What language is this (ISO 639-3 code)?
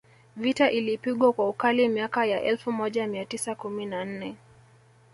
swa